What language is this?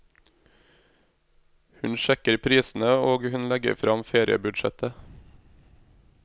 Norwegian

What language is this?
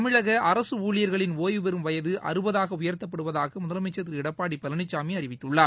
Tamil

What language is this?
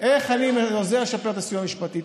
Hebrew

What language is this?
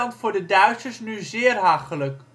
Dutch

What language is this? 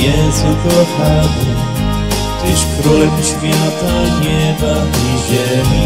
Polish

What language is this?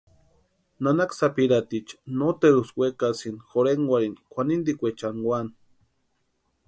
Western Highland Purepecha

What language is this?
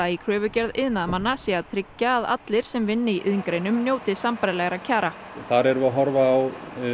Icelandic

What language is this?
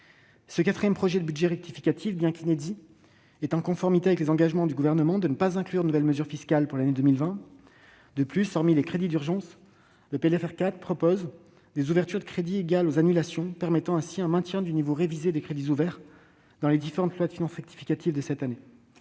French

